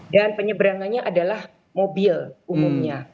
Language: Indonesian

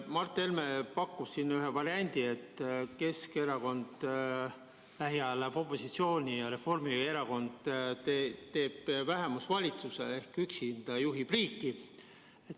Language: Estonian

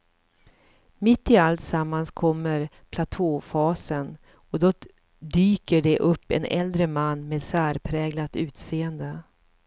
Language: Swedish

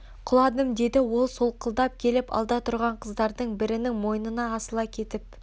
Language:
Kazakh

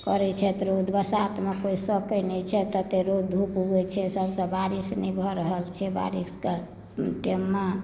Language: Maithili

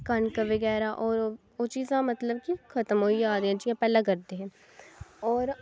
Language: Dogri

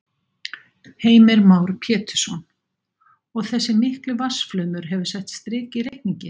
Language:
Icelandic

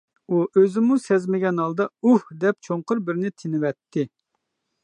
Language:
Uyghur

